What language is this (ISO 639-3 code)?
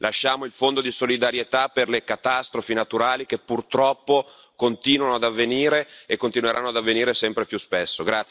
ita